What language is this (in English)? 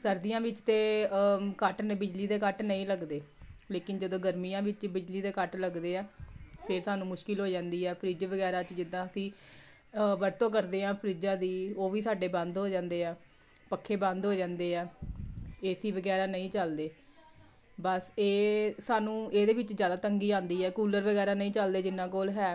Punjabi